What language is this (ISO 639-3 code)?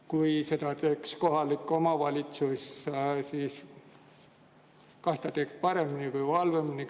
est